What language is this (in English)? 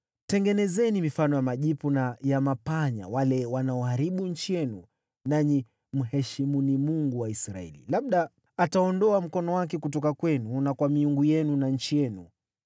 Swahili